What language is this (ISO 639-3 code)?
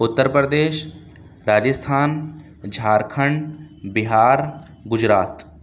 urd